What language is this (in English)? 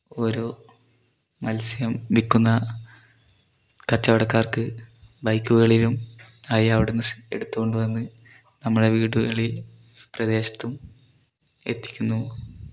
Malayalam